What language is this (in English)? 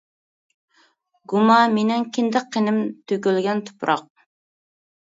Uyghur